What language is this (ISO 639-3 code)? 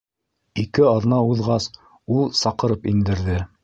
bak